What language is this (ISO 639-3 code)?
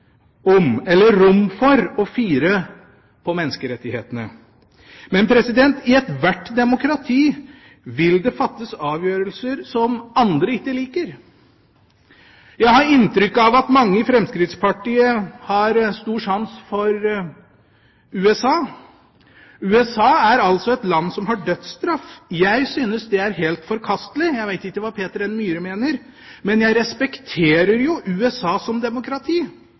nob